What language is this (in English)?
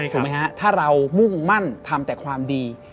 Thai